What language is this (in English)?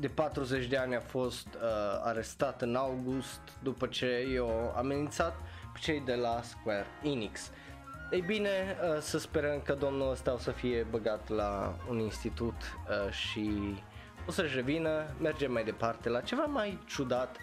Romanian